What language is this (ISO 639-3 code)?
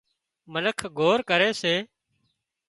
kxp